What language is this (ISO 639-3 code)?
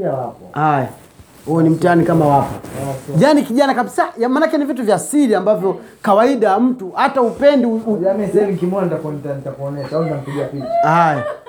swa